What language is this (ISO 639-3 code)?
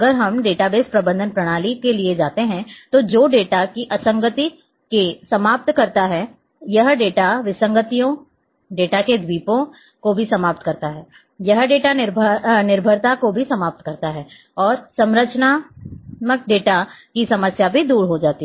hin